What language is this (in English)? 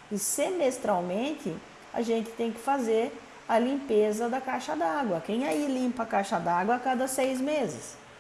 Portuguese